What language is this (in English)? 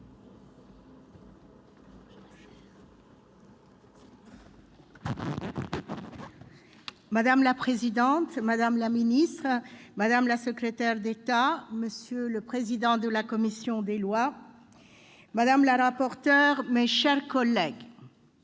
French